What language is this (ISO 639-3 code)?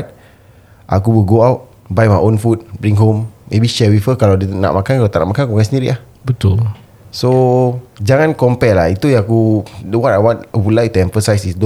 msa